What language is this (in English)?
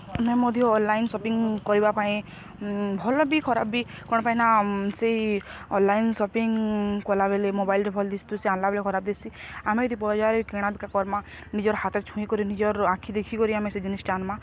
Odia